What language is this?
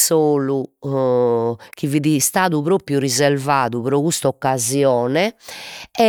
Sardinian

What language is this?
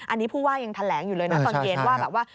Thai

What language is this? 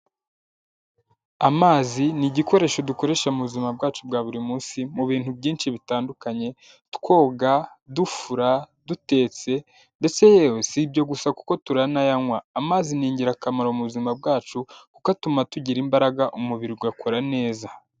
Kinyarwanda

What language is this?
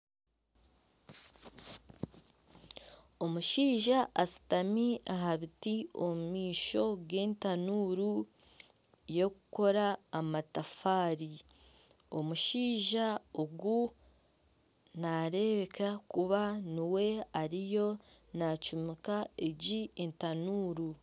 Nyankole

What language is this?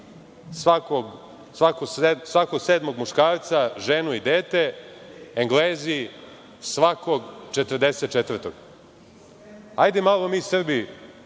Serbian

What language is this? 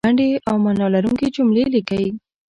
Pashto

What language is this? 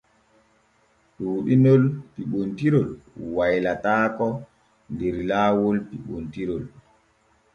Borgu Fulfulde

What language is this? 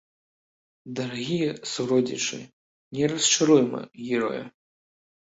Belarusian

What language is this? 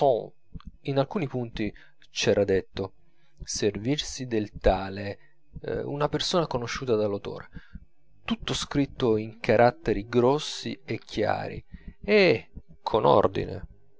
Italian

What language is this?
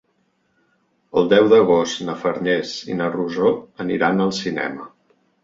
Catalan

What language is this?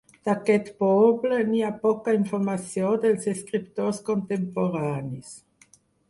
Catalan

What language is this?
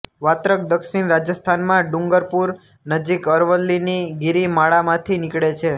Gujarati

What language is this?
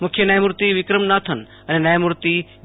Gujarati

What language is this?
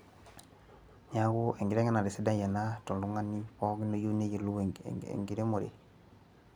Masai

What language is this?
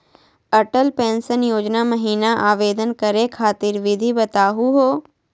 Magahi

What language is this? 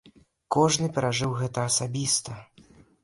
Belarusian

